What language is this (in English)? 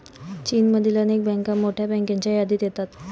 Marathi